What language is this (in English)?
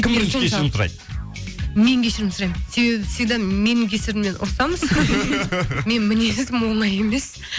Kazakh